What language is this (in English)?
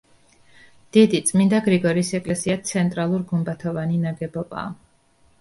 Georgian